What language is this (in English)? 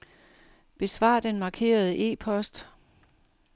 Danish